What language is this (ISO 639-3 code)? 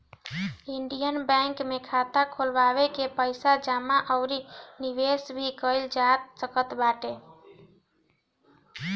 bho